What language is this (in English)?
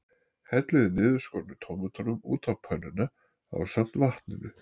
Icelandic